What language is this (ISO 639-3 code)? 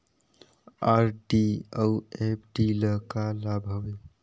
hne